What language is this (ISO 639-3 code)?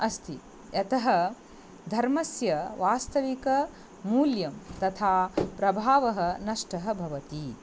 san